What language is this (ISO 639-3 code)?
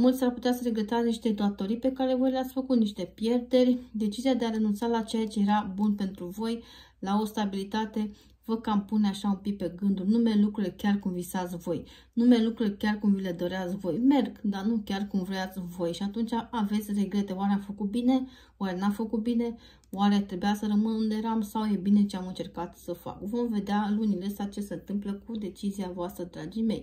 ron